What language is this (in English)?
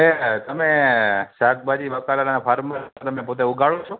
Gujarati